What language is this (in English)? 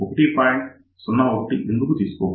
Telugu